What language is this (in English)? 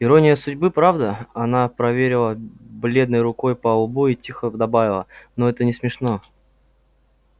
Russian